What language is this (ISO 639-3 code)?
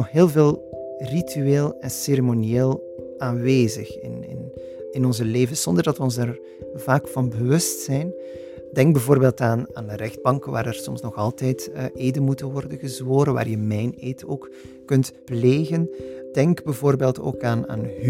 nld